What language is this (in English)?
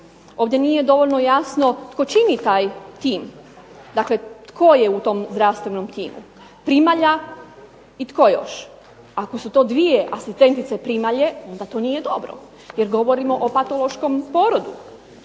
Croatian